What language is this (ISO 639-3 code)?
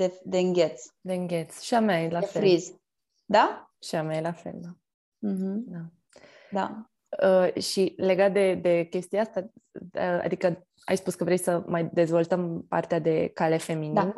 ron